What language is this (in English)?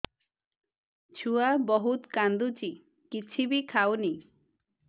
Odia